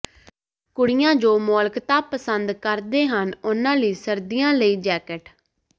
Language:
Punjabi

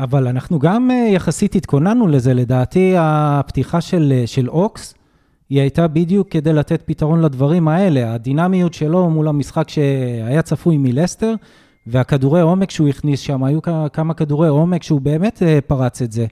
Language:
Hebrew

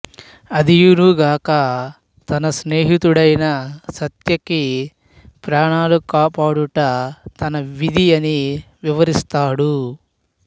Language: Telugu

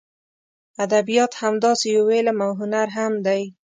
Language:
Pashto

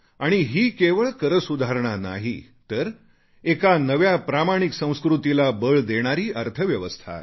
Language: Marathi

